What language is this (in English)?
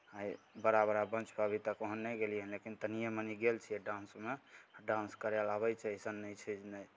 Maithili